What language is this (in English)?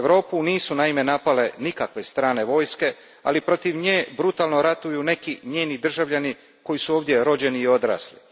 Croatian